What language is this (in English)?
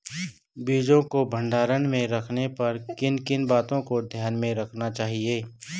Hindi